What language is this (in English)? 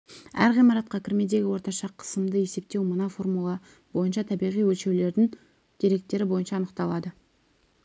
Kazakh